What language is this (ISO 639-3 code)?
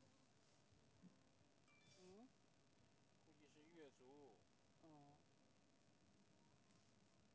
zho